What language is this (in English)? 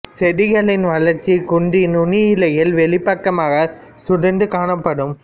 Tamil